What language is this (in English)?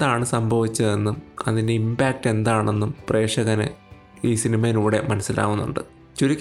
Malayalam